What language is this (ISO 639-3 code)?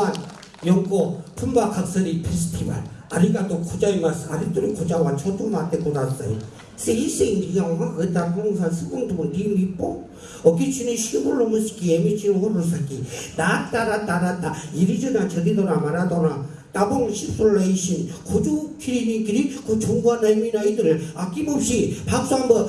kor